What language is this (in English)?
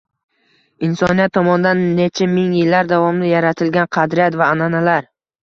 Uzbek